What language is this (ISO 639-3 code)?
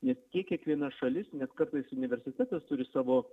lit